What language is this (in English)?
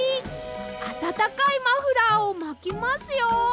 Japanese